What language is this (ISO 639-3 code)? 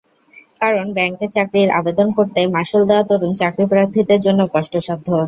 ben